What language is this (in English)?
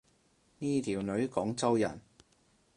Cantonese